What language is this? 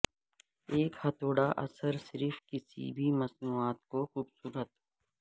Urdu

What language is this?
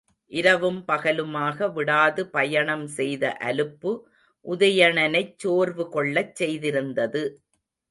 Tamil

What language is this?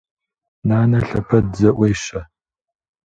Kabardian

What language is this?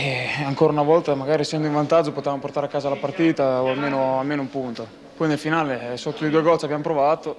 Italian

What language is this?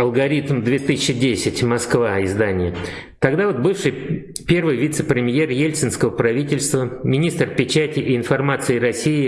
Russian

